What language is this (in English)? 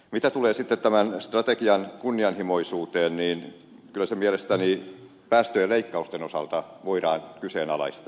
Finnish